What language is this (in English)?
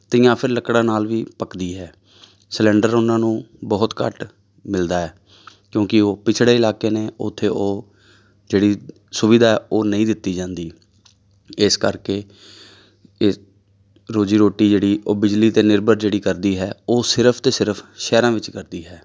Punjabi